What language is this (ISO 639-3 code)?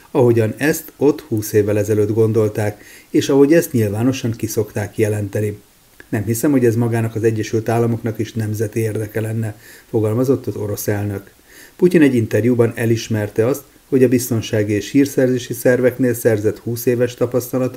hun